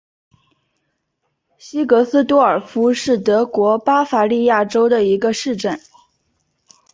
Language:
Chinese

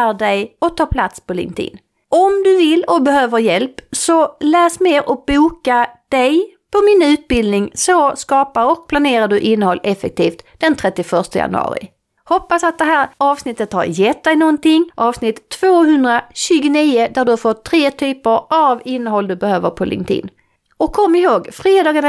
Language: Swedish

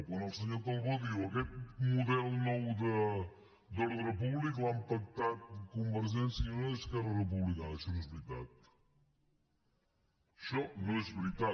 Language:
Catalan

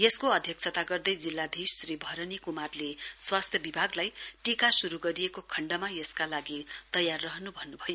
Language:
Nepali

